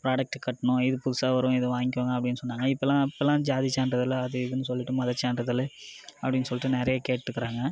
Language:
Tamil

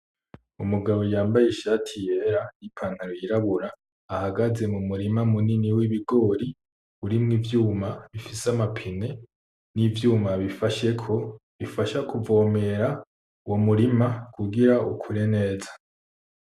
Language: Rundi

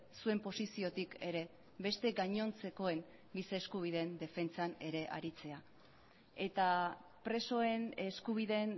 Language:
Basque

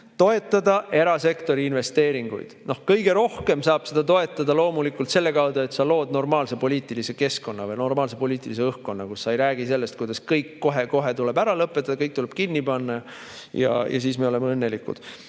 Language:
Estonian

